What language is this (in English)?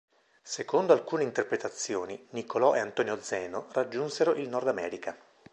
Italian